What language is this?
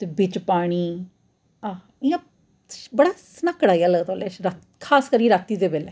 Dogri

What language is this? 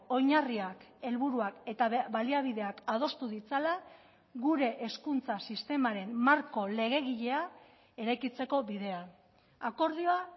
Basque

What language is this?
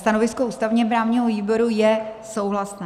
Czech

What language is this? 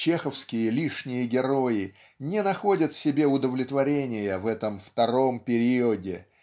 Russian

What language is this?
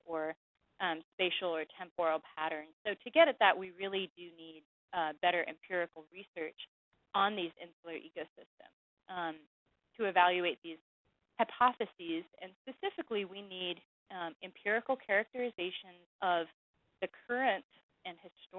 English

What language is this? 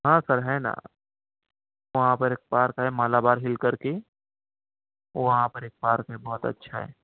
Urdu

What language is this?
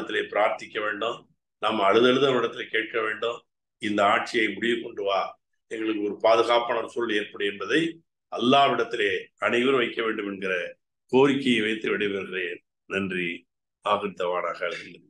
Arabic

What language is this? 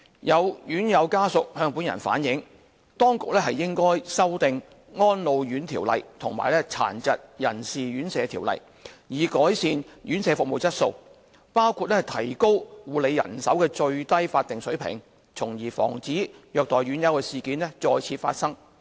Cantonese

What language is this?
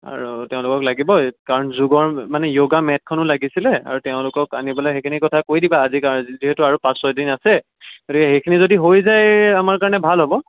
Assamese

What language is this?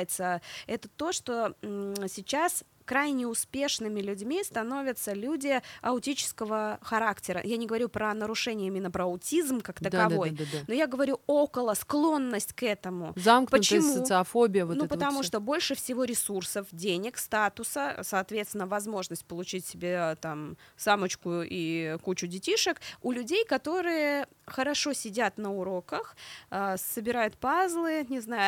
Russian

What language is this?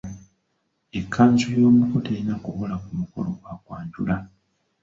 Ganda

